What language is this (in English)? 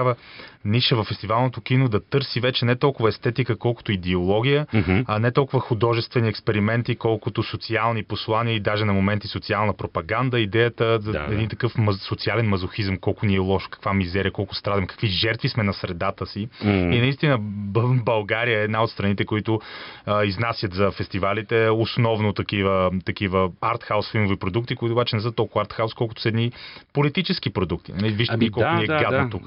Bulgarian